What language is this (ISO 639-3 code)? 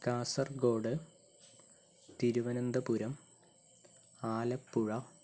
mal